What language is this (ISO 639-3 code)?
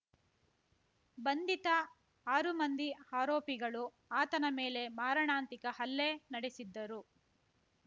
kan